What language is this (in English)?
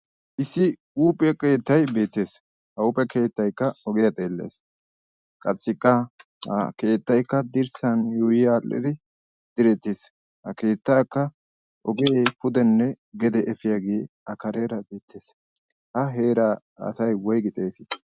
Wolaytta